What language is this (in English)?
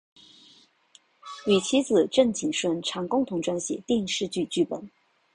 Chinese